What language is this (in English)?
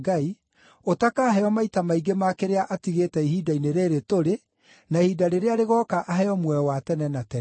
Kikuyu